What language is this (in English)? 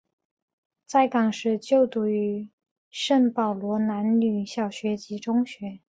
Chinese